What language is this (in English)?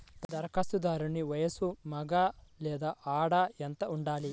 Telugu